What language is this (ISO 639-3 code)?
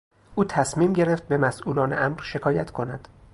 fas